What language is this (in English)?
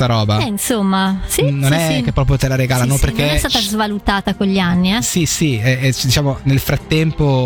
Italian